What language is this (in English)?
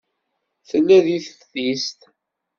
Kabyle